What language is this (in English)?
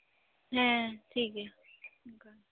Santali